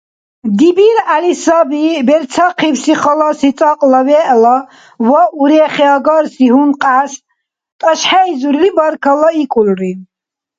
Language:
Dargwa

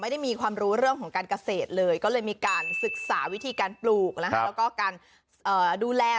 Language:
Thai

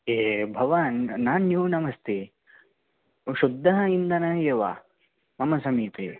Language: Sanskrit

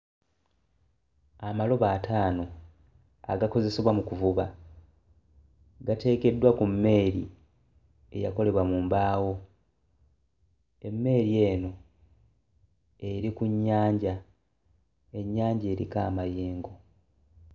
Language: Ganda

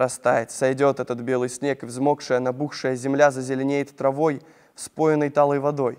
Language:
Russian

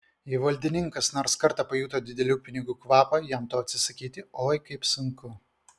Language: Lithuanian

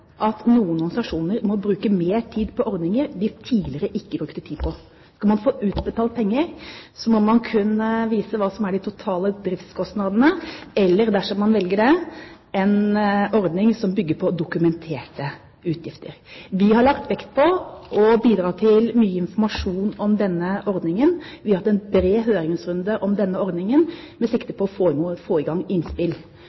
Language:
Norwegian Bokmål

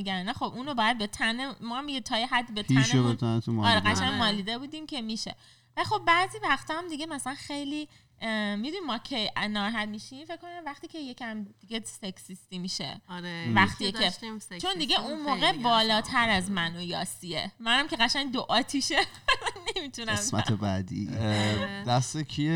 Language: Persian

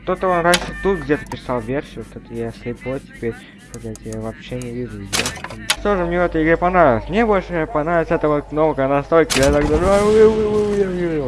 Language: Russian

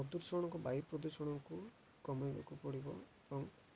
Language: Odia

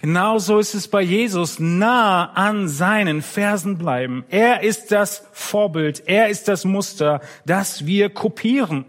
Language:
German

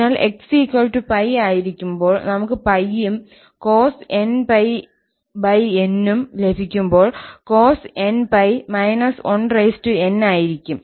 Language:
Malayalam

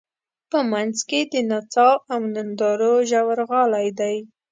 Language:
Pashto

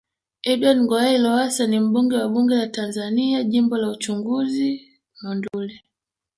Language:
Swahili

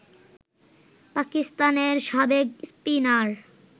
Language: Bangla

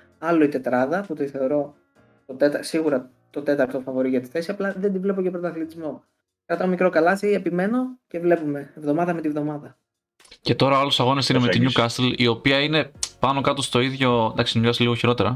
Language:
Greek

